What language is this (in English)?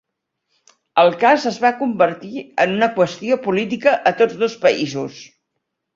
Catalan